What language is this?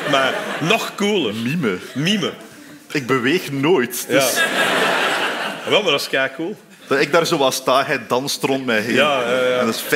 Dutch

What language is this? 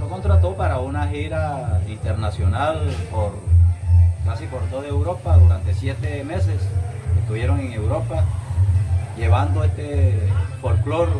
Spanish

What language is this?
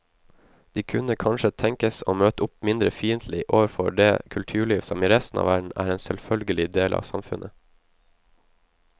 Norwegian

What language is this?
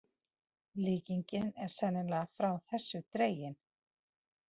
Icelandic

